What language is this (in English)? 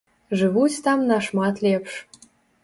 Belarusian